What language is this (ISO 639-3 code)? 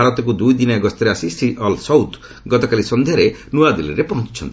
ori